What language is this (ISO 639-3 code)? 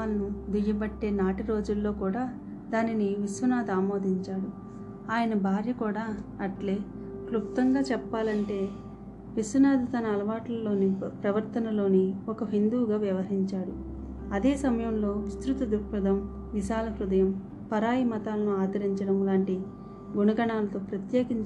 tel